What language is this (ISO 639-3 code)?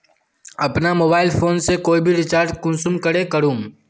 mag